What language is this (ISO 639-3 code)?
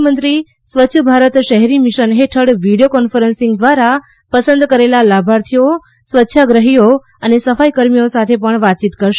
guj